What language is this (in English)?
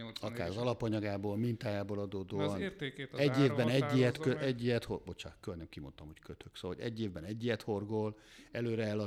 Hungarian